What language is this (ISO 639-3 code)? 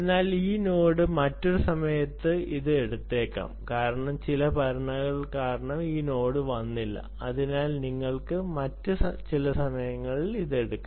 mal